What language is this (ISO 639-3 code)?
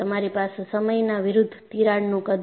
guj